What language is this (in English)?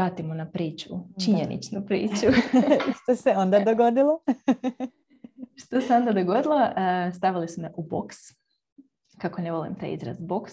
Croatian